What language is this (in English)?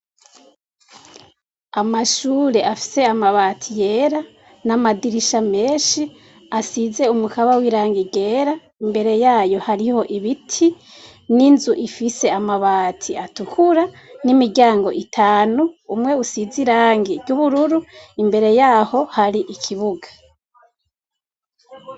Rundi